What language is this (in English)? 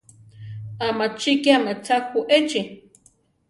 Central Tarahumara